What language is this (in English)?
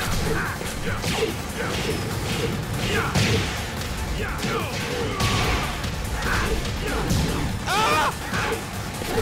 Japanese